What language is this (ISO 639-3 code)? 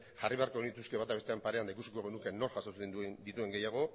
eus